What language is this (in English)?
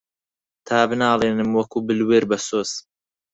Central Kurdish